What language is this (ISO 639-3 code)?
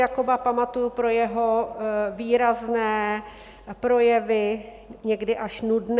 ces